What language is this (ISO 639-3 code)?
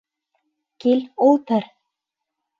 bak